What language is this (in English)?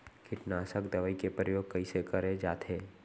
Chhattisgarhi